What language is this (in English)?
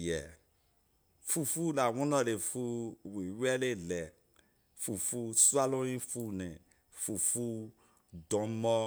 Liberian English